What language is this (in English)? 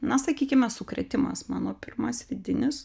Lithuanian